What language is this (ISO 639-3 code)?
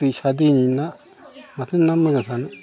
brx